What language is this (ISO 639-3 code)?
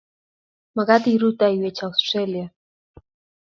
kln